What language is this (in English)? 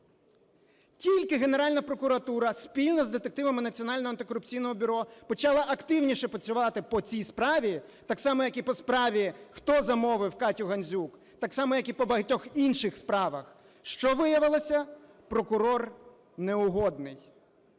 Ukrainian